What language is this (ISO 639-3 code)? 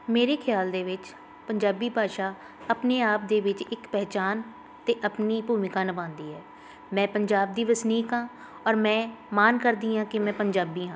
pan